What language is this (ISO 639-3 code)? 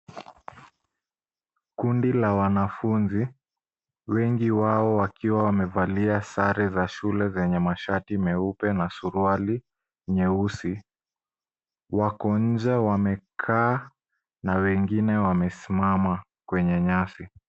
swa